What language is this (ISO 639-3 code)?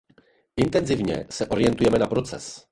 ces